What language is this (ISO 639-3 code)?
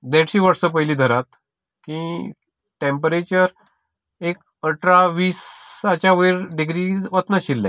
kok